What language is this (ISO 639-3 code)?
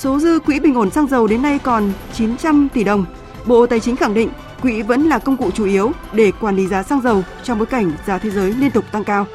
vie